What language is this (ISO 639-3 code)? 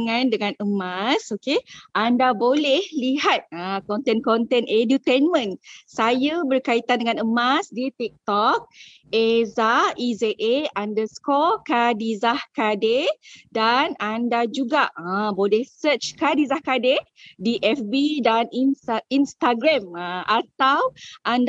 msa